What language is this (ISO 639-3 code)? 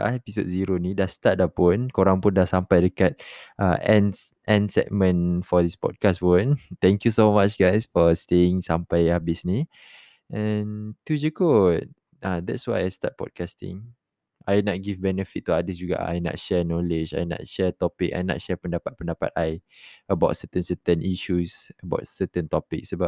msa